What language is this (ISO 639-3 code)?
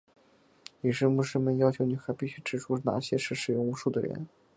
zho